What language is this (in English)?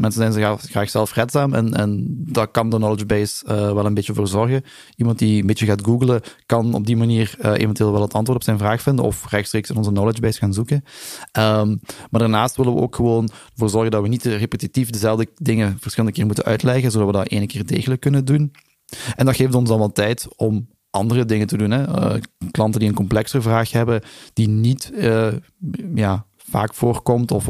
Dutch